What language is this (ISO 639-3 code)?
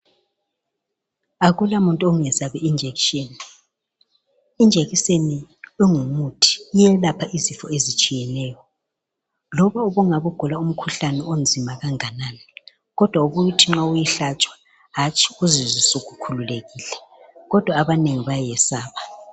nde